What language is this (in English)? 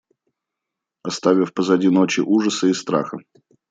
Russian